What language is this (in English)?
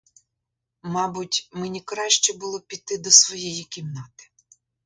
Ukrainian